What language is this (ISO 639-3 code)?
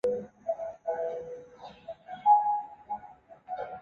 zho